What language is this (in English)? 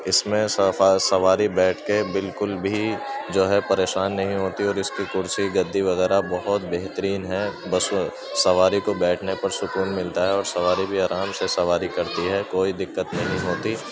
Urdu